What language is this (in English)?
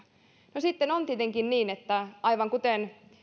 Finnish